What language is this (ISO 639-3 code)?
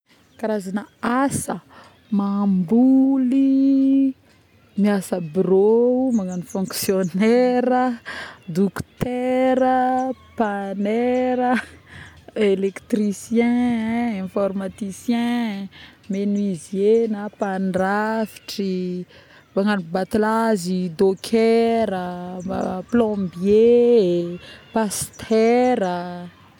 bmm